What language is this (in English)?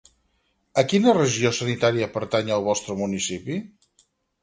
Catalan